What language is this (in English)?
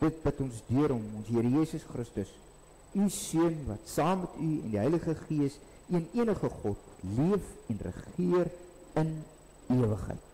Dutch